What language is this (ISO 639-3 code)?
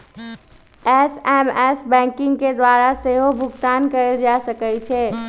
mag